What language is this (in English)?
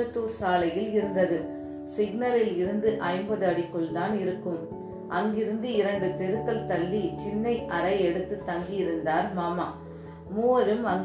Tamil